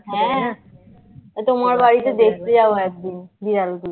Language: Bangla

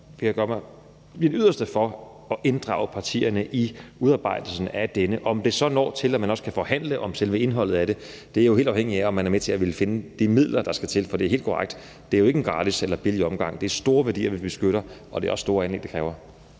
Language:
Danish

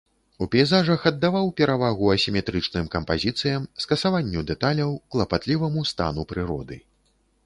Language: Belarusian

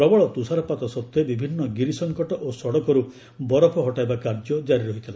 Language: Odia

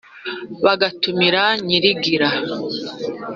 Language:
Kinyarwanda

